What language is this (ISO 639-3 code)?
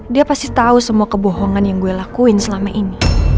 ind